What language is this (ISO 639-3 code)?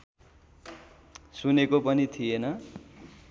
nep